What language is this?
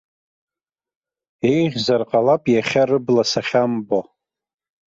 Abkhazian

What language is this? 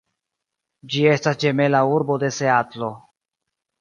Esperanto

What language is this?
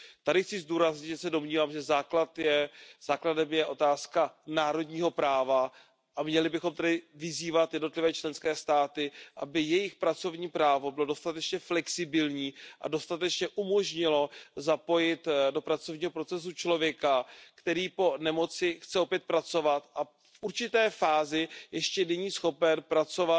Czech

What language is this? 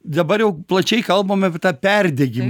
Lithuanian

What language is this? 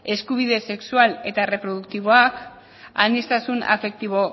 Basque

